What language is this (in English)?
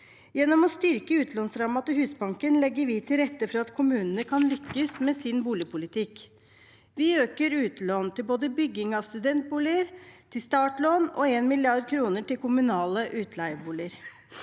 Norwegian